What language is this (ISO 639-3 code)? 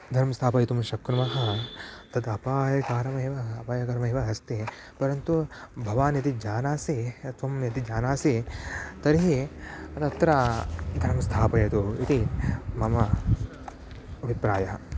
san